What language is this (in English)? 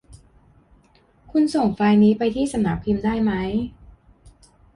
Thai